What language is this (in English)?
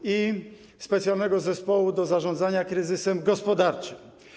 Polish